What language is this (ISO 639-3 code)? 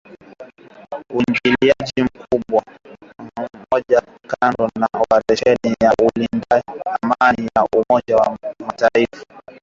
swa